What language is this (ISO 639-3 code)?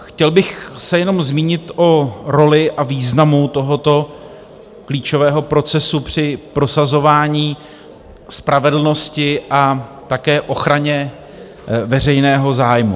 ces